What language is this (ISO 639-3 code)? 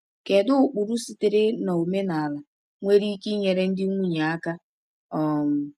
ibo